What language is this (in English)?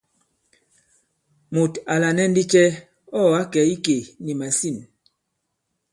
Bankon